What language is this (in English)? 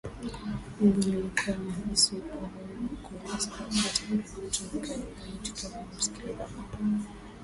Swahili